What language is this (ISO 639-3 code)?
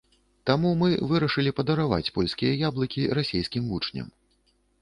bel